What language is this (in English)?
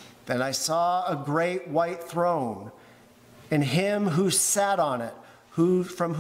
English